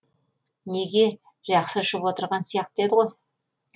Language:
Kazakh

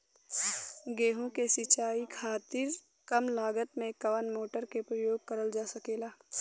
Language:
Bhojpuri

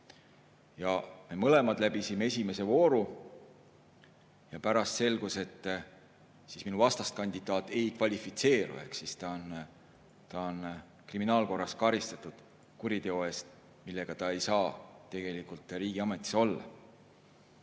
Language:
Estonian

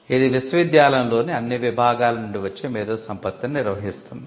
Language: Telugu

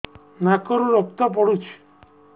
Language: Odia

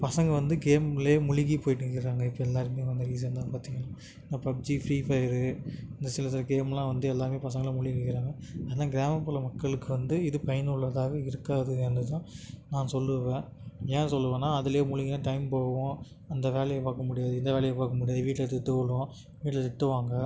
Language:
Tamil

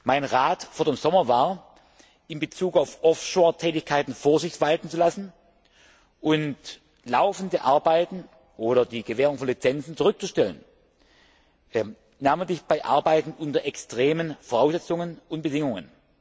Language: German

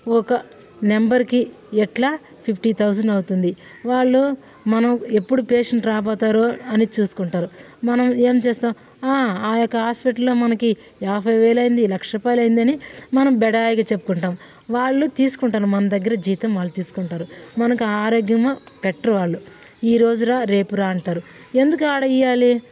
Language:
Telugu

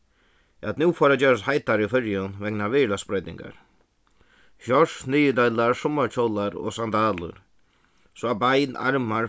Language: Faroese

